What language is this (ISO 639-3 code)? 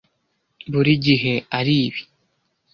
kin